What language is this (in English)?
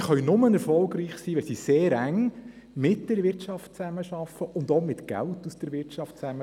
Swiss German